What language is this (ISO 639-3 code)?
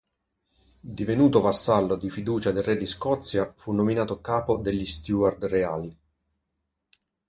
ita